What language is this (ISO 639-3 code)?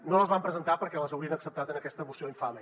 cat